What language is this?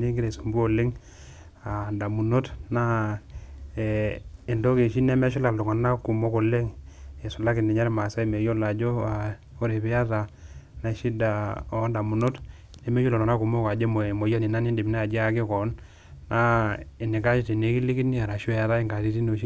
Masai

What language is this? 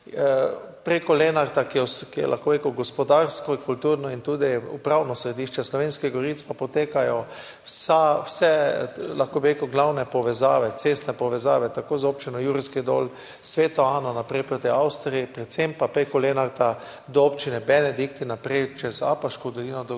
Slovenian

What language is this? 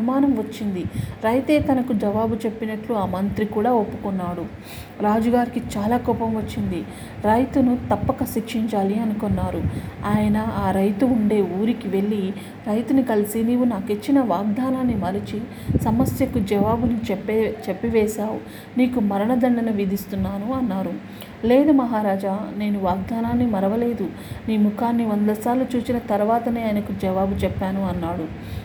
Telugu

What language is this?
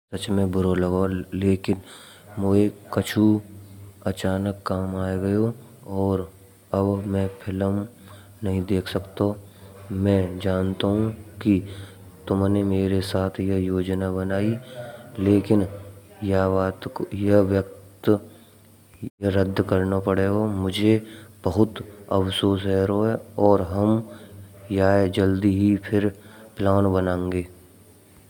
Braj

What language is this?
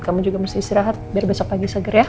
Indonesian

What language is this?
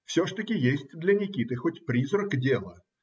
Russian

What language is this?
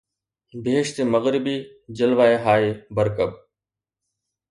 Sindhi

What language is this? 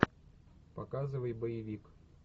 Russian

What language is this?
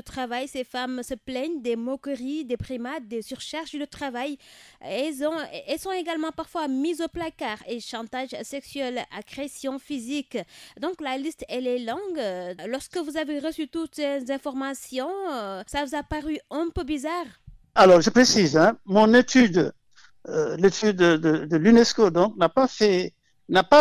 French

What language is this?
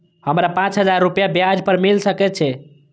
Maithili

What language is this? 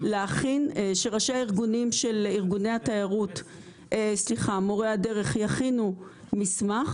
Hebrew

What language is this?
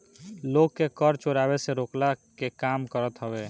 Bhojpuri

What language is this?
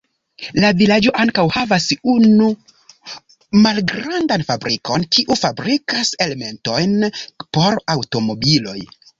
Esperanto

